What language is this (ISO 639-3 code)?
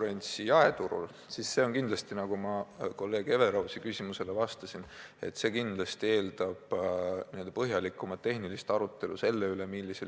est